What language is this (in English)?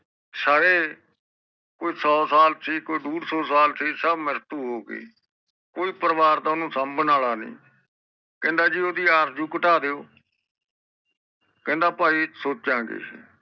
Punjabi